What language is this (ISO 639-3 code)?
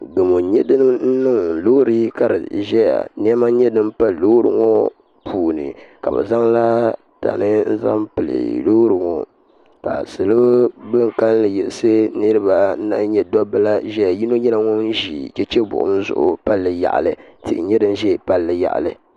dag